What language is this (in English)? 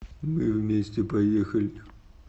Russian